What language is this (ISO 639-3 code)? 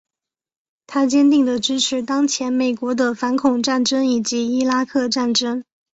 zho